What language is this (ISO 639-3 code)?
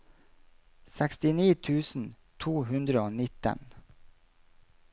nor